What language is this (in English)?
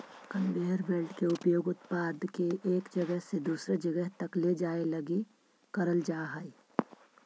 Magahi